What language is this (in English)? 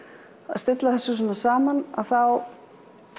Icelandic